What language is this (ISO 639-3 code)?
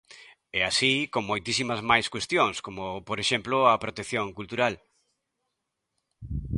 glg